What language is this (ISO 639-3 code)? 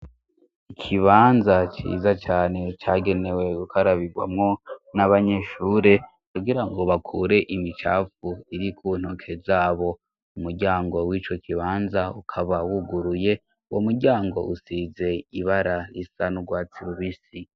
run